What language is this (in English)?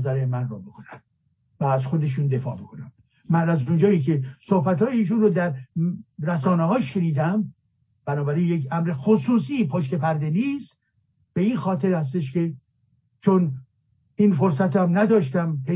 Persian